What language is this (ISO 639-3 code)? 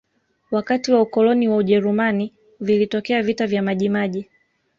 swa